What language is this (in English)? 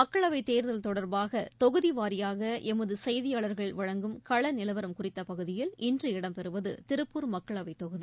Tamil